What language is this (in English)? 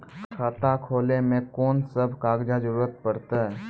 Maithili